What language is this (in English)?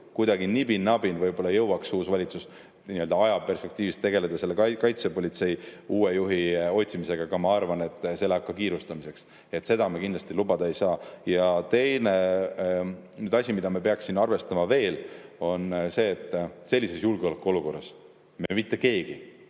Estonian